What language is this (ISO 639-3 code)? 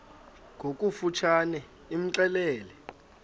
xho